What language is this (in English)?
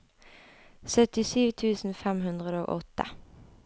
Norwegian